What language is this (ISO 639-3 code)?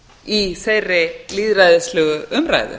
isl